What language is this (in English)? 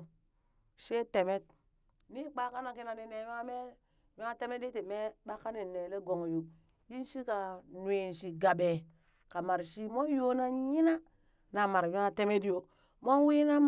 Burak